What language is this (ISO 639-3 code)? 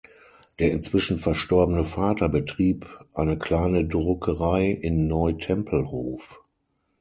deu